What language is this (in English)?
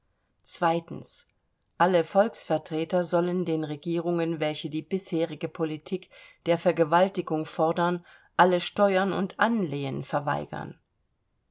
German